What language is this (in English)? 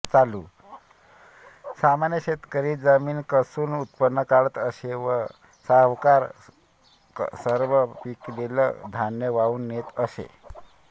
Marathi